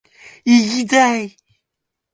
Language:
Japanese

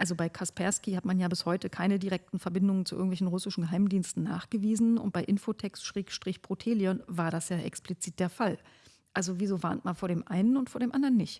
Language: German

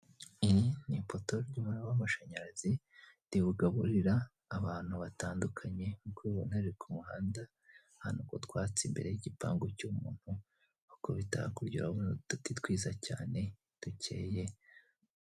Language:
Kinyarwanda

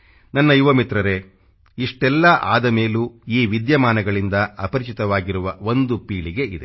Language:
Kannada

